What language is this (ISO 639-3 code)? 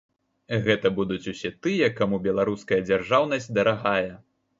bel